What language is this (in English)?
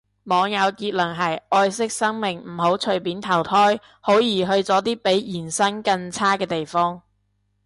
Cantonese